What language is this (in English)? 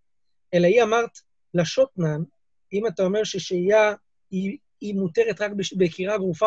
Hebrew